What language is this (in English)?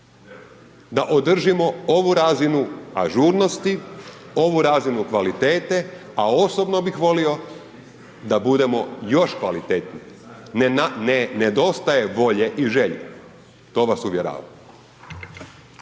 Croatian